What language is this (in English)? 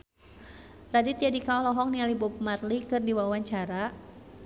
Sundanese